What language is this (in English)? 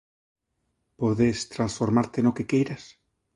Galician